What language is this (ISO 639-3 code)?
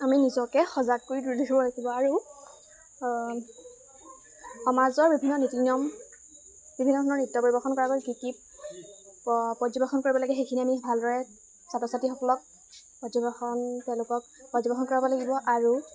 asm